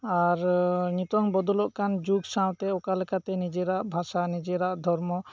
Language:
Santali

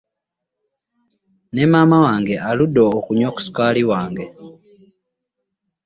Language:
Ganda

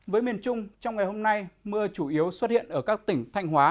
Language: Vietnamese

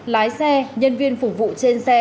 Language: Vietnamese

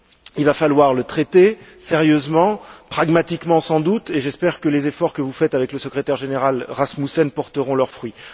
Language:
French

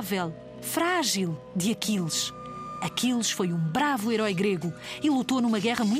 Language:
Portuguese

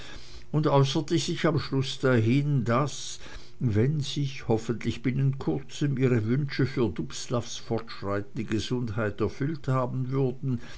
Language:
German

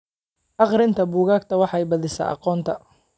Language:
Somali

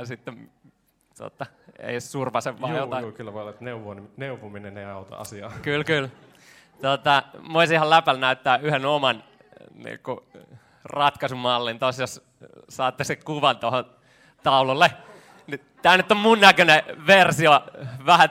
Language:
Finnish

